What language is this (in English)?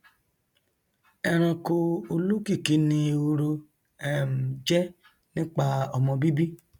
Yoruba